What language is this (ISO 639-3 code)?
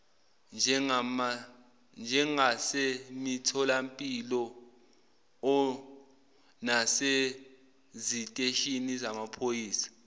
zul